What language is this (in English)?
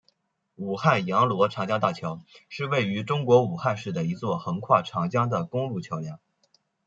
Chinese